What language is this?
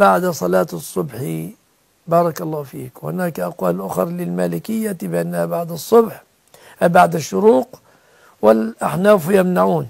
Arabic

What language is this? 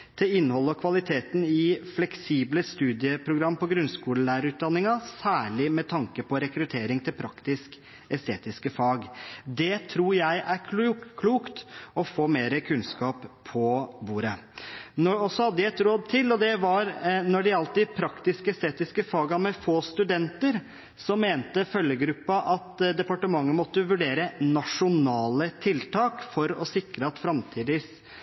Norwegian Bokmål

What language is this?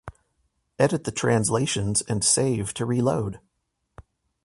English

